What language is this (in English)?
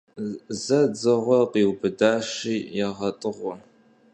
Kabardian